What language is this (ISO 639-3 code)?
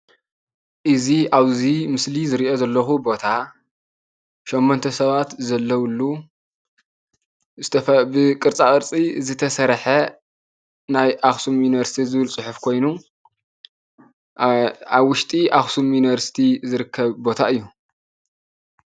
tir